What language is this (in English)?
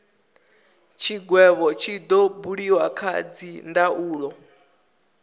Venda